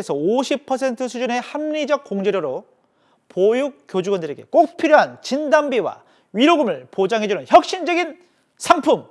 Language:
Korean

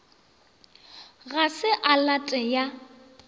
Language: Northern Sotho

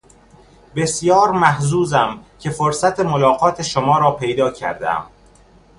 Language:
Persian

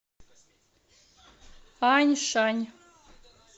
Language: Russian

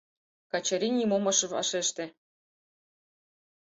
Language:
Mari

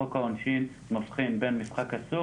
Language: Hebrew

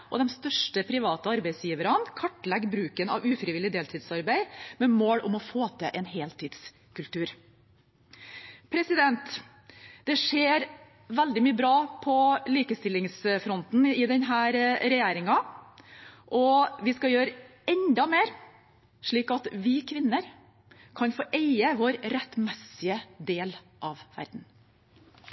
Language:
Norwegian Bokmål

